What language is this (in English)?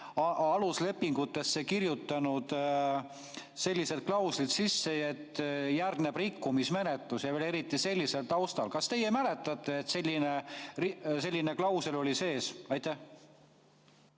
Estonian